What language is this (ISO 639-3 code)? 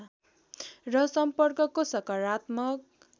nep